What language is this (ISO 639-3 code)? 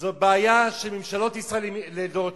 heb